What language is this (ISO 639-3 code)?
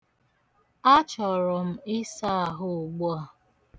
ibo